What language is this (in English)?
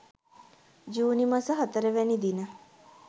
Sinhala